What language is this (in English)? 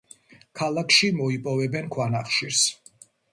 Georgian